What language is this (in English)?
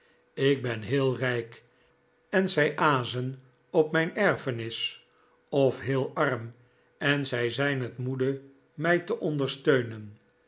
Dutch